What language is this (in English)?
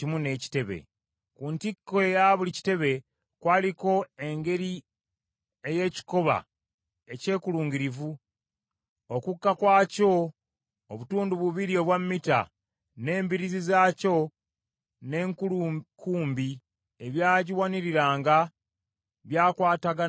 Ganda